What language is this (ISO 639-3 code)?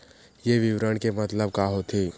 hne